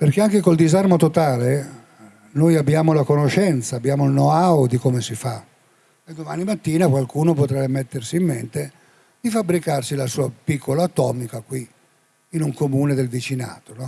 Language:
Italian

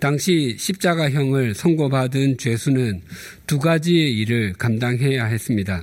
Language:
Korean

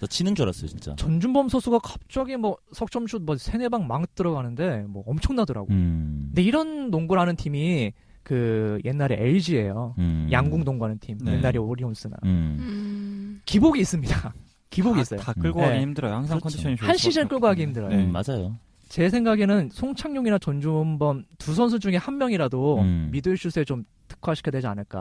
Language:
Korean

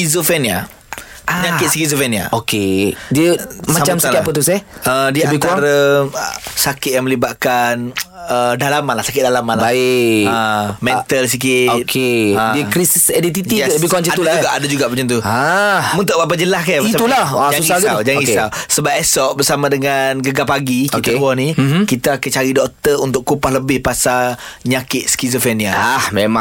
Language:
Malay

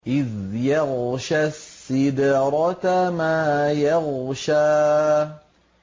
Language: Arabic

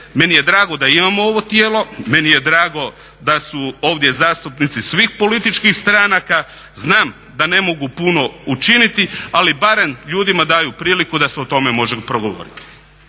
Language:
Croatian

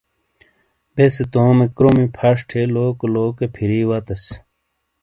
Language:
Shina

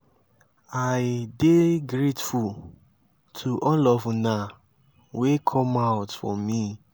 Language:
Nigerian Pidgin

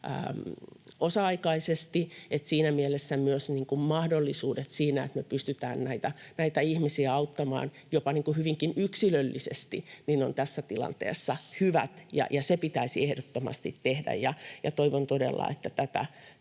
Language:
Finnish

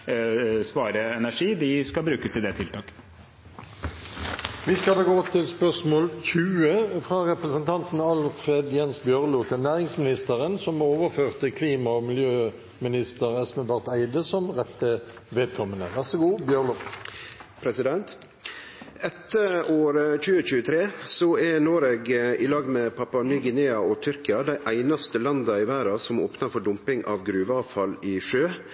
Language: Norwegian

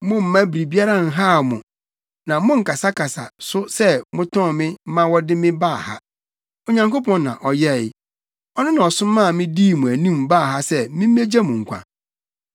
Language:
Akan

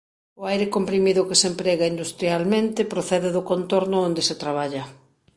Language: Galician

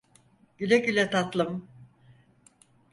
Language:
Turkish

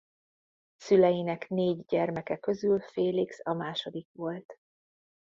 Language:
Hungarian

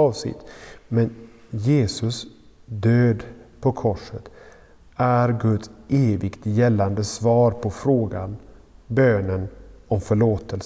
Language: Swedish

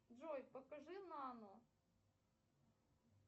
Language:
Russian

